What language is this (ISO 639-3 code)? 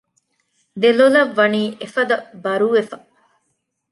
div